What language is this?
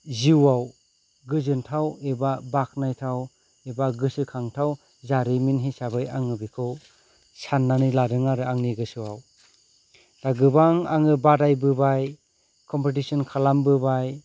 Bodo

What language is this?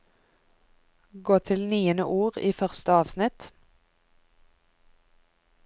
Norwegian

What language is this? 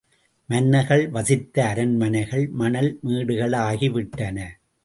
Tamil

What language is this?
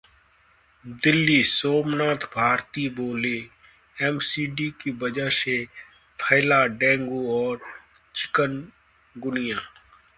Hindi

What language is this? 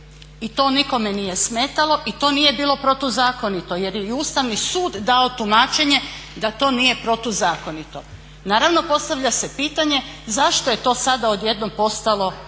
Croatian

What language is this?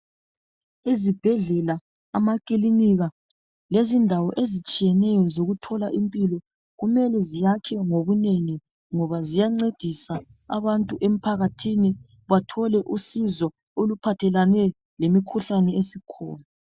North Ndebele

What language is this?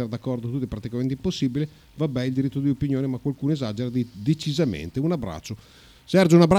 Italian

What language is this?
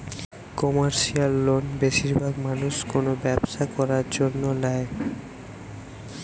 Bangla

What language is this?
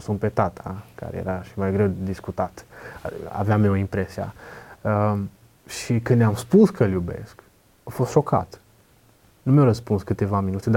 Romanian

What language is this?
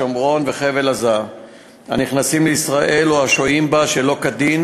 Hebrew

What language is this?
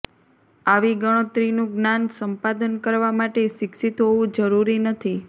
Gujarati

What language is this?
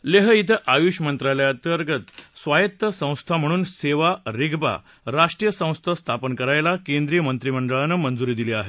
Marathi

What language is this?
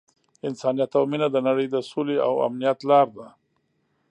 Pashto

